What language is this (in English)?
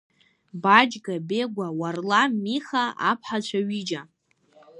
Abkhazian